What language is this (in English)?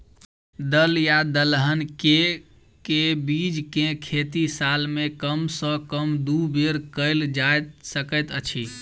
Maithili